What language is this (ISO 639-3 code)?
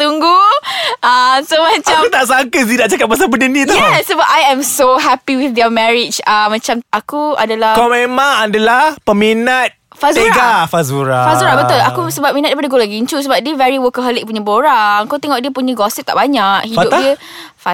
msa